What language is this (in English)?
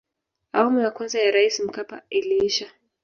Swahili